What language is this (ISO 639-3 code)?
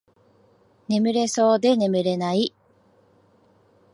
jpn